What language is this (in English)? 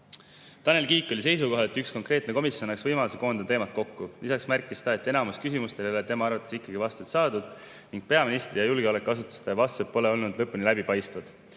Estonian